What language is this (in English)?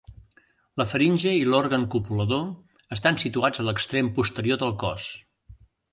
Catalan